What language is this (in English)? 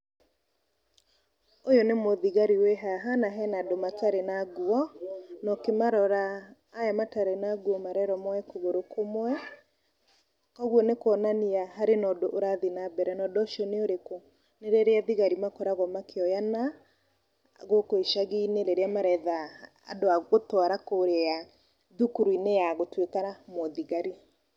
Kikuyu